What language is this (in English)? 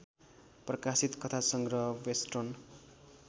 Nepali